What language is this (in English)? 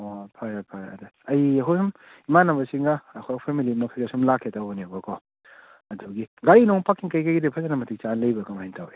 Manipuri